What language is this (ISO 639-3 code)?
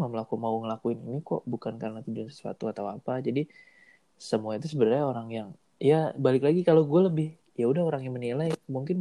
ind